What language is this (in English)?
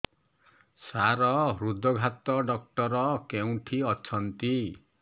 Odia